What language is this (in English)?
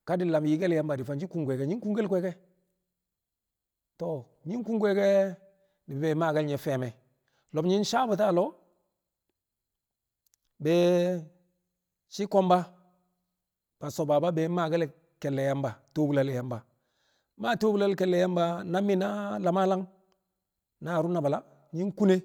Kamo